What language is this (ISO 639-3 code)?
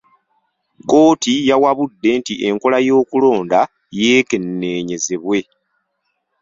lug